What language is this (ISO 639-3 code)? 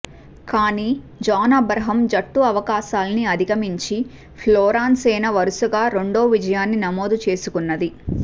tel